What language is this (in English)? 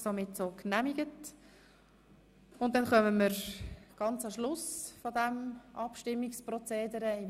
Swiss German